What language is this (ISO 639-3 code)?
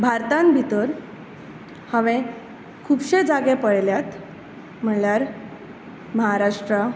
kok